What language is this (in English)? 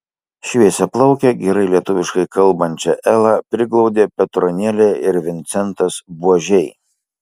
Lithuanian